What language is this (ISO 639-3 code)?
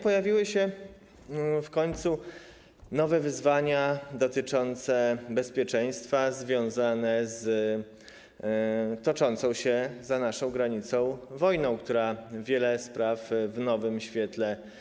pol